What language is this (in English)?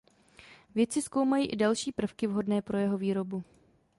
Czech